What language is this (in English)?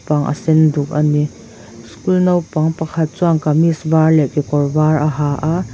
Mizo